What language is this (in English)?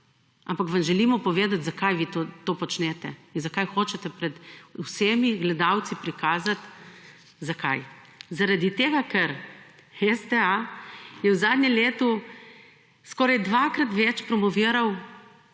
Slovenian